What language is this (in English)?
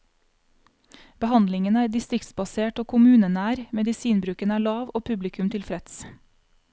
Norwegian